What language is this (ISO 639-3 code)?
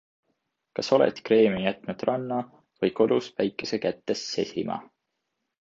est